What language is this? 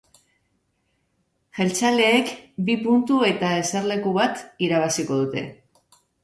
Basque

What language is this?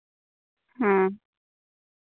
Santali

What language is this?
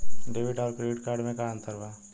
Bhojpuri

